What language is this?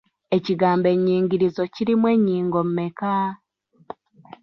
Ganda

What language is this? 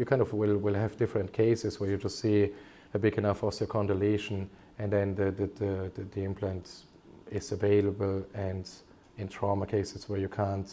English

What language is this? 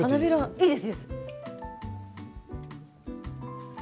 Japanese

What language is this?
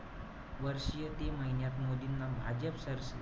Marathi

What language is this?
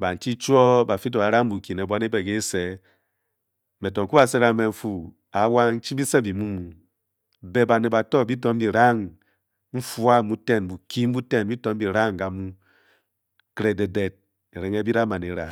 Bokyi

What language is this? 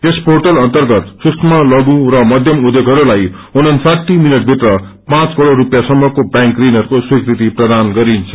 Nepali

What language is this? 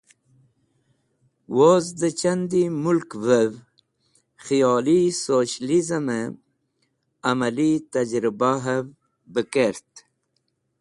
Wakhi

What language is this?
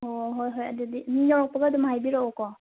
Manipuri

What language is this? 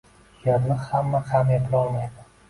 Uzbek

